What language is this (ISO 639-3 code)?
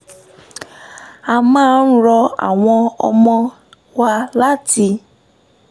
yor